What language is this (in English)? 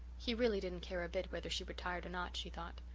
English